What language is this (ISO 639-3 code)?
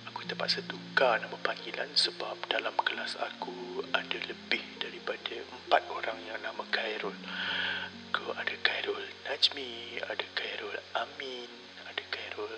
msa